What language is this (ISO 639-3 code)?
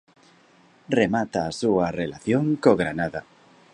glg